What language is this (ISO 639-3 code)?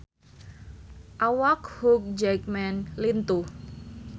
sun